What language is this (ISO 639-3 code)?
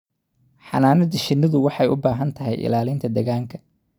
som